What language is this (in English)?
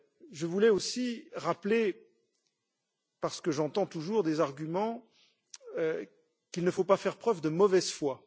French